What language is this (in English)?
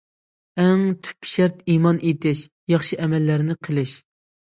Uyghur